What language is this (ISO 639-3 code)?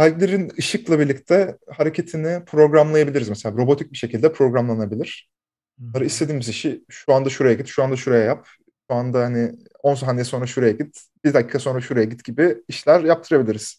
tur